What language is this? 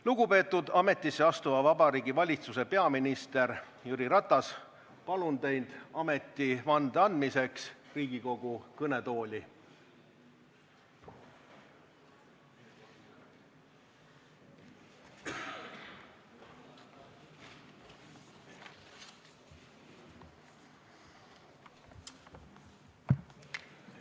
Estonian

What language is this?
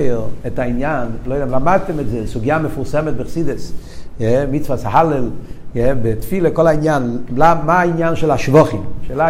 Hebrew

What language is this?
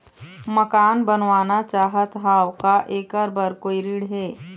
Chhattisgarhi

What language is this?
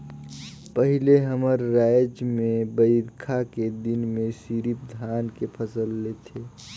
Chhattisgarhi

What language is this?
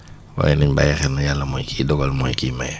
Wolof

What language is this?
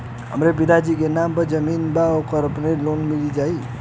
Bhojpuri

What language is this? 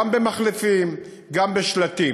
Hebrew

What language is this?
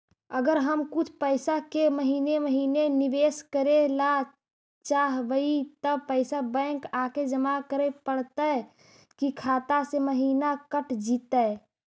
Magahi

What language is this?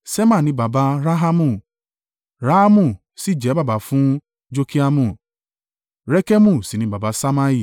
Yoruba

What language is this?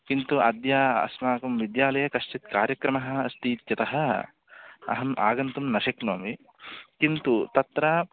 Sanskrit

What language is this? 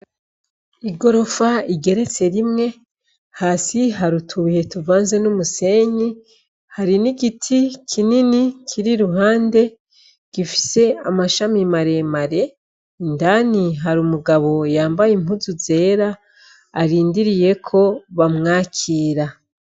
Rundi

